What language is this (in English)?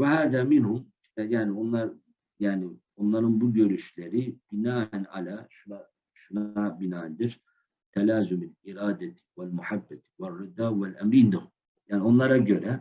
Turkish